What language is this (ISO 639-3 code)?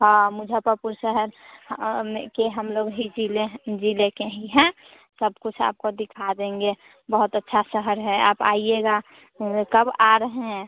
hin